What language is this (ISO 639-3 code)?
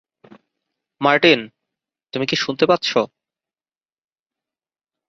ben